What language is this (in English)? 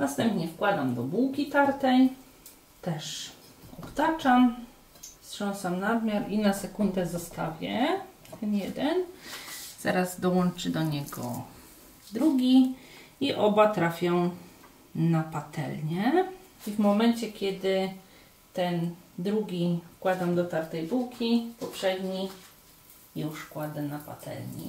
Polish